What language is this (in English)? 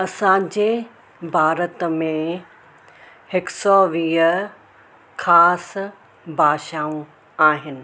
Sindhi